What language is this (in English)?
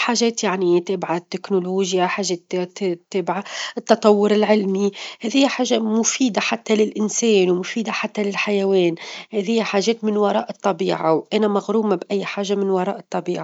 Tunisian Arabic